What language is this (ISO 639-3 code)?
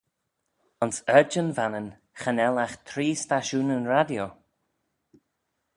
glv